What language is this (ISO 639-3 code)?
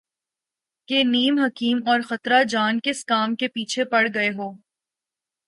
urd